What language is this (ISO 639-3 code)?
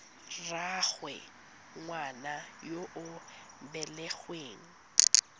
tsn